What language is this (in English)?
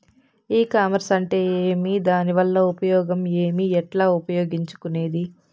Telugu